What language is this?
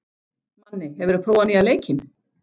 Icelandic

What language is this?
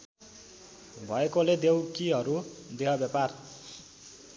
Nepali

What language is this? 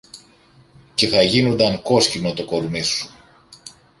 Greek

